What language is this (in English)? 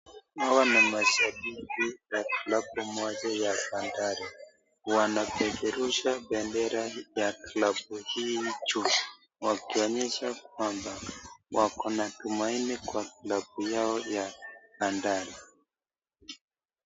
Swahili